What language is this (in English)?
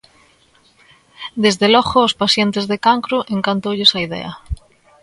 Galician